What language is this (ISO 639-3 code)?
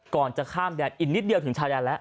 tha